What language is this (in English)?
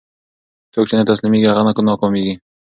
Pashto